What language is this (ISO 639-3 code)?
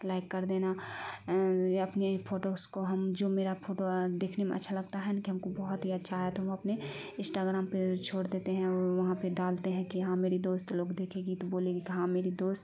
urd